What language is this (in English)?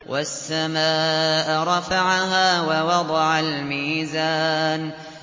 Arabic